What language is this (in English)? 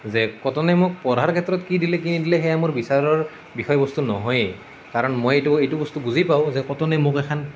Assamese